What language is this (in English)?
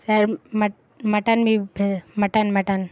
Urdu